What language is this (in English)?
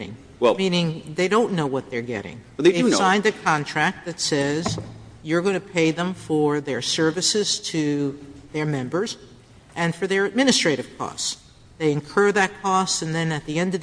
English